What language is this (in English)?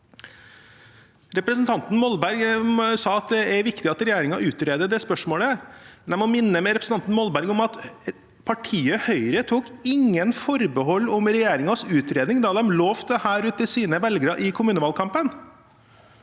Norwegian